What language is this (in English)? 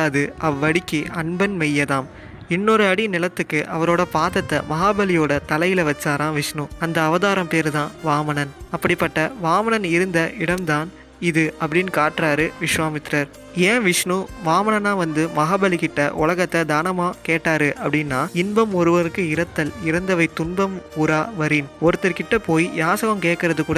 Tamil